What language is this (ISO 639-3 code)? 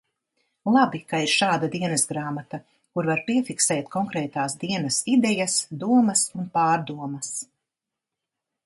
lav